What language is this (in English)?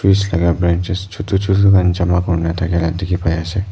Naga Pidgin